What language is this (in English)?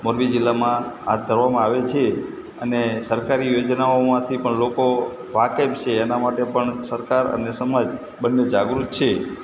Gujarati